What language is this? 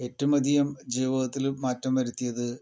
Malayalam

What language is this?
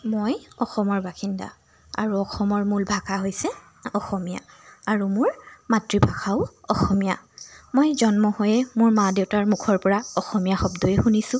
Assamese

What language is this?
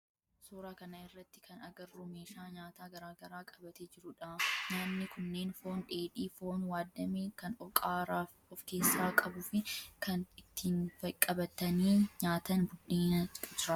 Oromo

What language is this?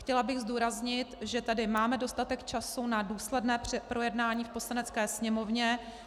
Czech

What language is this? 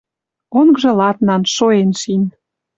Western Mari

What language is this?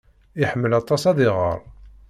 Kabyle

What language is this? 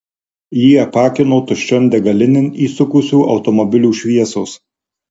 Lithuanian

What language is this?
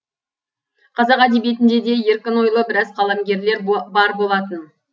Kazakh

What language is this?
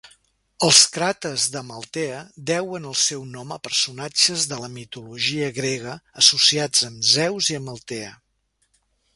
Catalan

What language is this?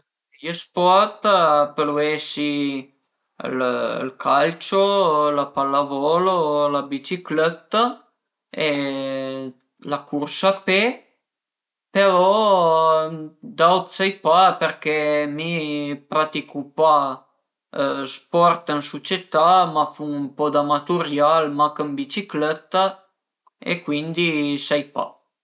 Piedmontese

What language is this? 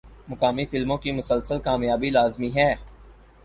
Urdu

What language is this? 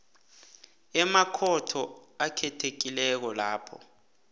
South Ndebele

